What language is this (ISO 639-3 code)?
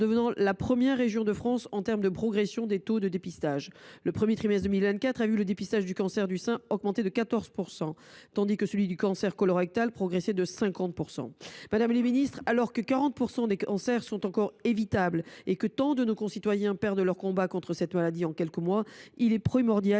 fra